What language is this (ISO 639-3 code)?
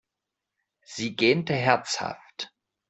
deu